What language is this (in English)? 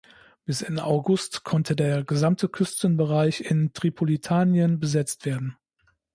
German